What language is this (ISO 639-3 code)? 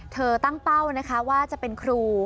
tha